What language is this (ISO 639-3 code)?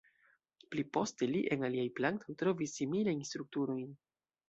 epo